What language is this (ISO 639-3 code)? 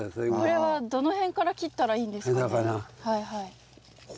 jpn